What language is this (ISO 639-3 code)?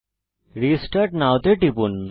ben